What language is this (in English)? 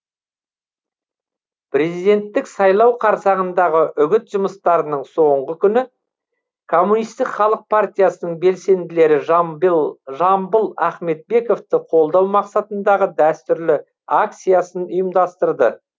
Kazakh